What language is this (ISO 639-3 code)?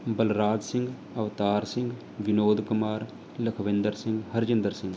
pan